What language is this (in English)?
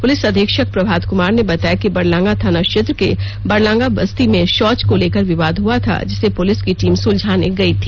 Hindi